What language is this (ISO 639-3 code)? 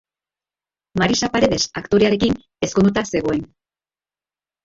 eus